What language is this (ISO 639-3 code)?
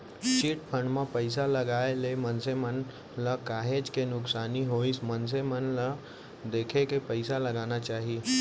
hne